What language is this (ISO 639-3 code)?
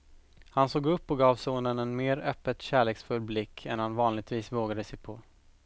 swe